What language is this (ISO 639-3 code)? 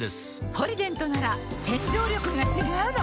jpn